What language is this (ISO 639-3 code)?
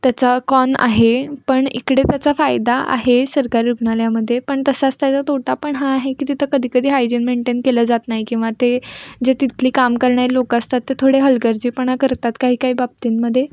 mar